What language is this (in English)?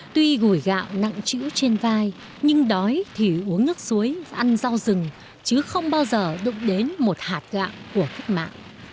Vietnamese